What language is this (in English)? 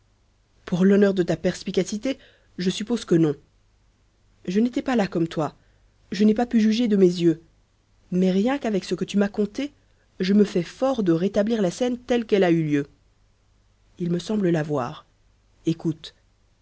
French